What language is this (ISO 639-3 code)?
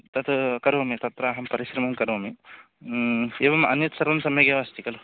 san